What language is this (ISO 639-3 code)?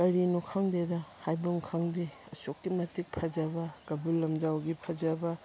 mni